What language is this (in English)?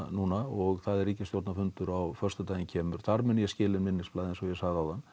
Icelandic